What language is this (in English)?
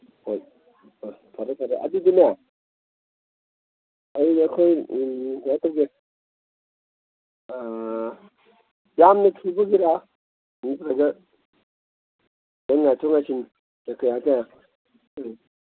Manipuri